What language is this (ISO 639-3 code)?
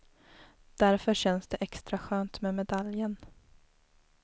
swe